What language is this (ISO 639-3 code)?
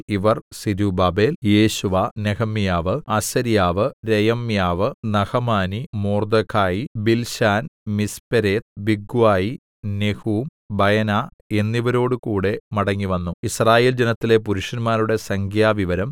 mal